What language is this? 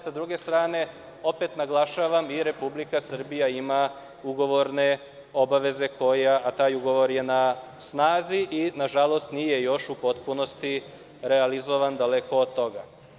Serbian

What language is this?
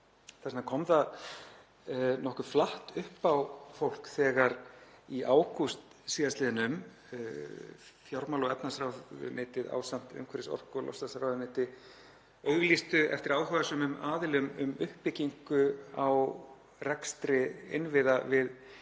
Icelandic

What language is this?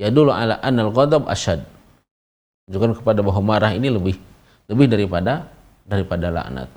Indonesian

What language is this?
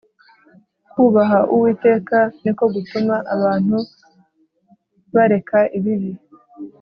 Kinyarwanda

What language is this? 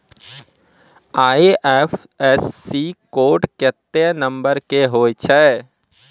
Maithili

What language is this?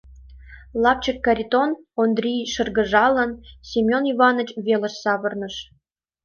Mari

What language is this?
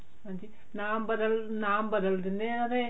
Punjabi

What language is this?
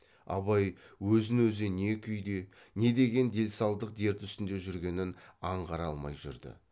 Kazakh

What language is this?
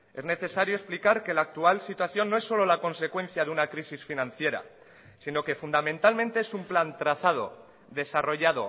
Spanish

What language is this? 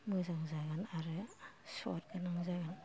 Bodo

